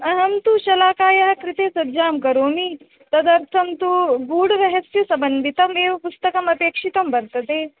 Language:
Sanskrit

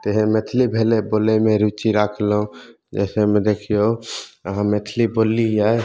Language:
Maithili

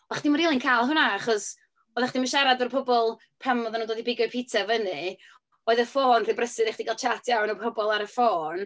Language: Welsh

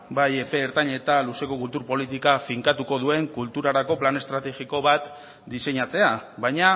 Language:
Basque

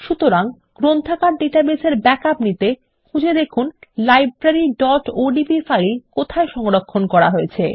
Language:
Bangla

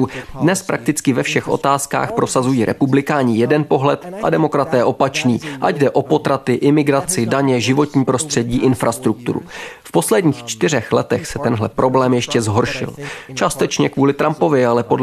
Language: Czech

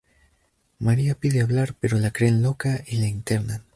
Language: Spanish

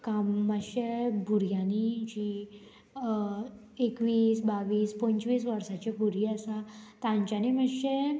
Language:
Konkani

